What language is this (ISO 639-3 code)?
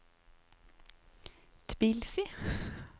nor